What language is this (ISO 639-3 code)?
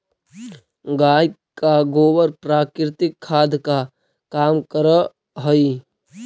mag